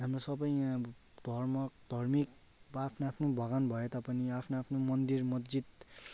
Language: Nepali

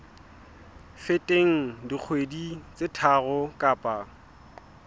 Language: Southern Sotho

